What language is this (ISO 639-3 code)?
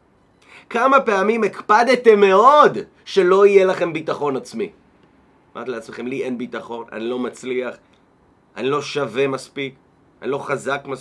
heb